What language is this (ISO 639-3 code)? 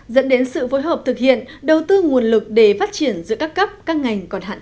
vie